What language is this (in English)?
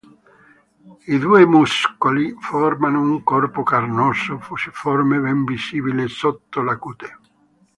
Italian